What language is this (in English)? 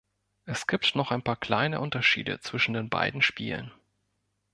German